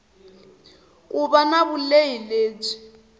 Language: Tsonga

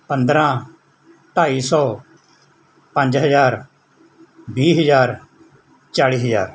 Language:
Punjabi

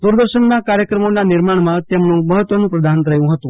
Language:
Gujarati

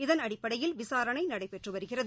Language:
Tamil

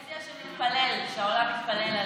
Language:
Hebrew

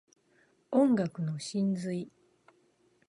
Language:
Japanese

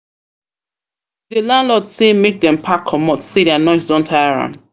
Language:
Nigerian Pidgin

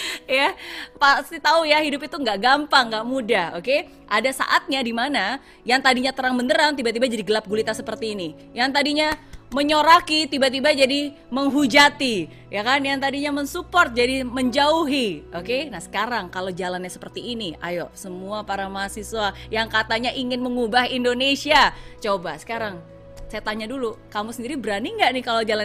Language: Indonesian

